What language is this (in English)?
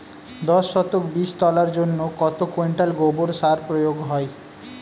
Bangla